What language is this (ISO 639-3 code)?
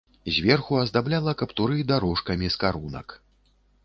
bel